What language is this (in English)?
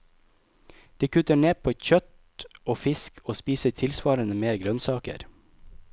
Norwegian